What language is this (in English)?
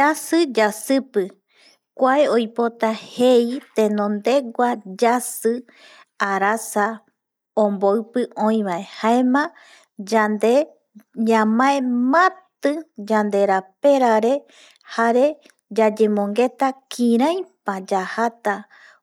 Eastern Bolivian Guaraní